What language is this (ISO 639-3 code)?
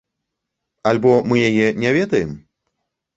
bel